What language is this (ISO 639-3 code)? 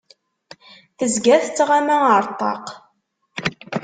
kab